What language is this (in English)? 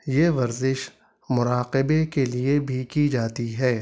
Urdu